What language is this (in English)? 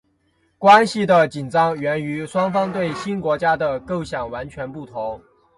Chinese